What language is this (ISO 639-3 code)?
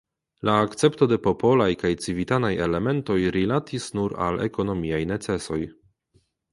epo